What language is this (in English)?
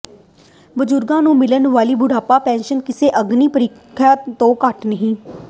Punjabi